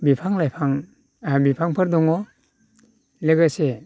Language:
Bodo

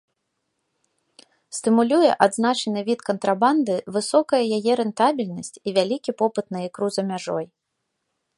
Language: Belarusian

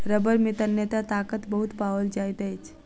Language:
Maithili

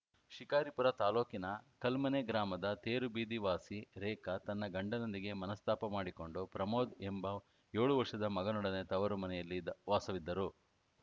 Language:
Kannada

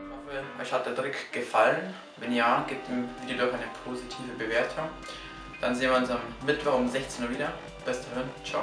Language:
German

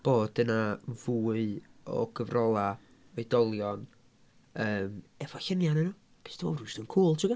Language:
Welsh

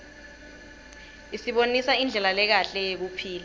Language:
Swati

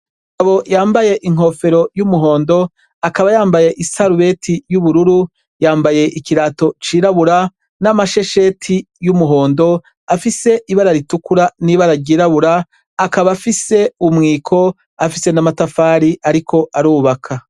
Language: Rundi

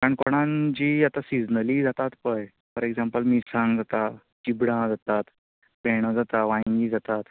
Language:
Konkani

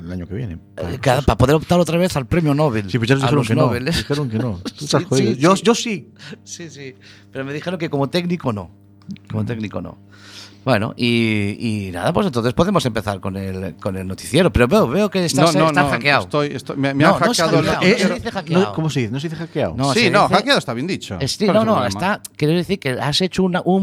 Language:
Spanish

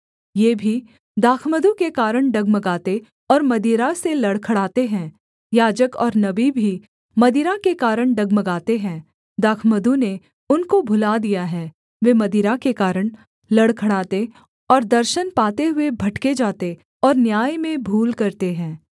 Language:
Hindi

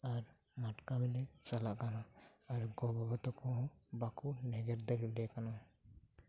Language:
Santali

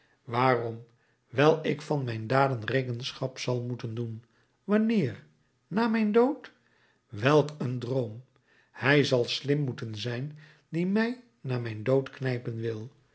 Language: Dutch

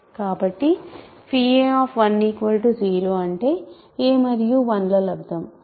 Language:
Telugu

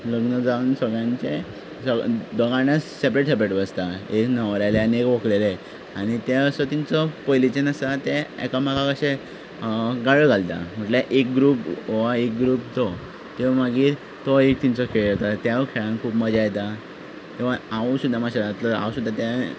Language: Konkani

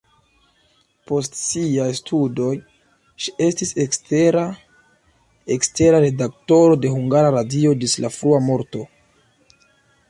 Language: Esperanto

